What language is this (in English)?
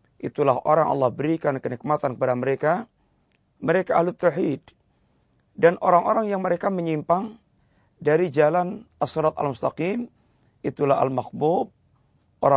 Malay